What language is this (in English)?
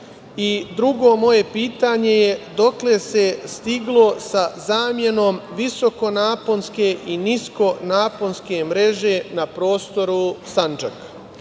Serbian